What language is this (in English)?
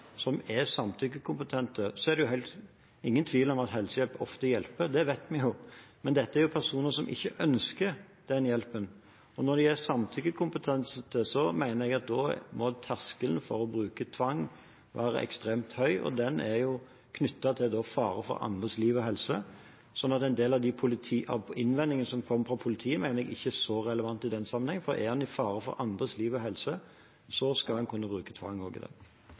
Norwegian